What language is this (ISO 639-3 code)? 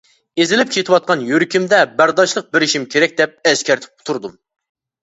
uig